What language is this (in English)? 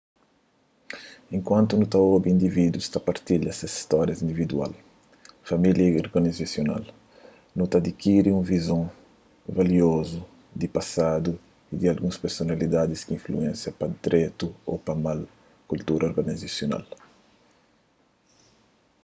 Kabuverdianu